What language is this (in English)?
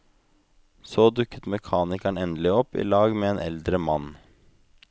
Norwegian